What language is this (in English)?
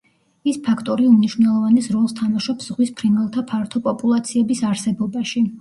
Georgian